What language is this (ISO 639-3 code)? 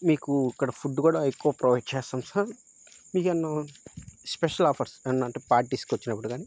tel